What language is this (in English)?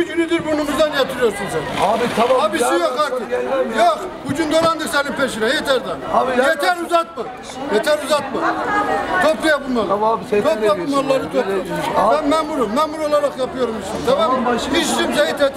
Turkish